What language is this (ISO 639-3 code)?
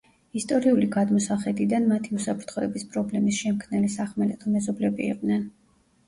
kat